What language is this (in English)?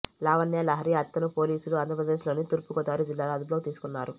Telugu